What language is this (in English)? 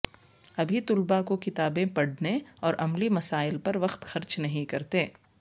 Urdu